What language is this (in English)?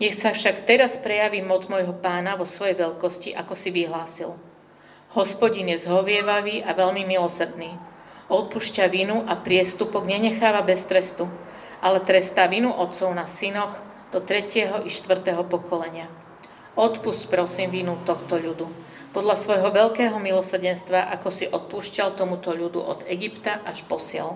Slovak